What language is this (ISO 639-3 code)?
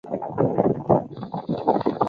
zho